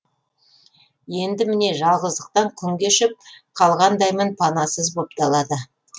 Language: Kazakh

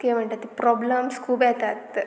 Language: Konkani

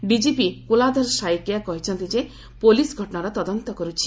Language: Odia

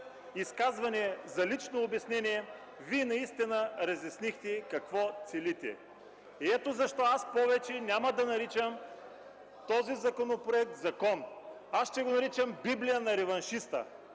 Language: Bulgarian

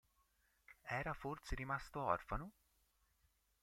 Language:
Italian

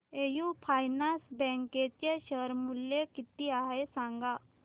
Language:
Marathi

